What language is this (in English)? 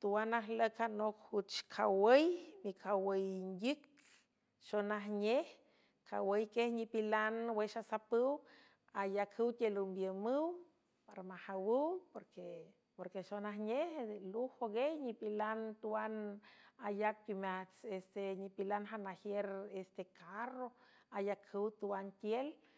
San Francisco Del Mar Huave